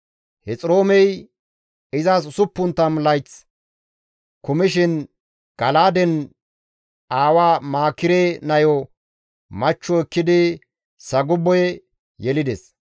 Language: Gamo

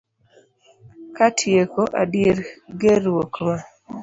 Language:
Luo (Kenya and Tanzania)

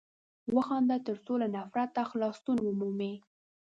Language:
Pashto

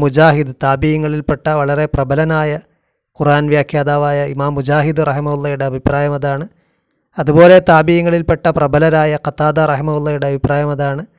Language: Malayalam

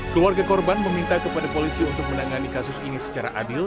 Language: Indonesian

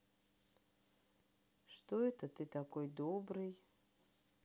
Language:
Russian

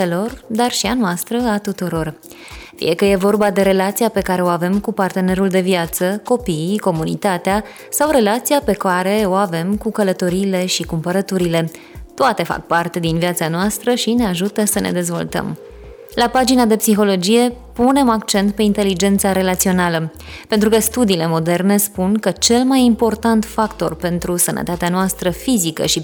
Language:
Romanian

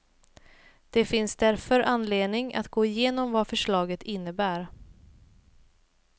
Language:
Swedish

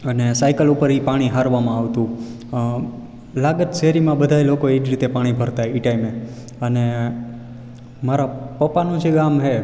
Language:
Gujarati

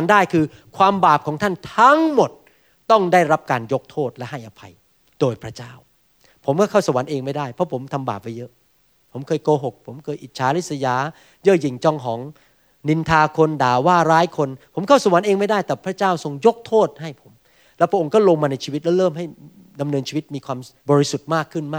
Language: Thai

